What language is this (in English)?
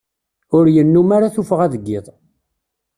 Kabyle